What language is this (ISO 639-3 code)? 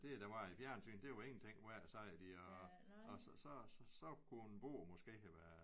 dan